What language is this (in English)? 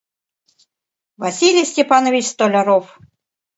Mari